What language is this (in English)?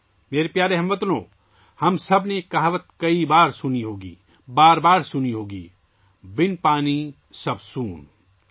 Urdu